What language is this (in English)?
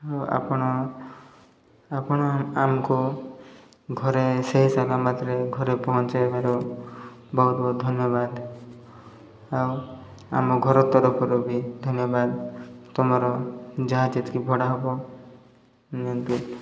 Odia